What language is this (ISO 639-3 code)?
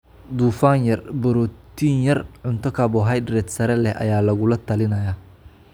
som